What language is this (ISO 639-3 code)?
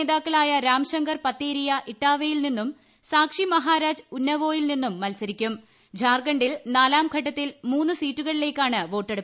mal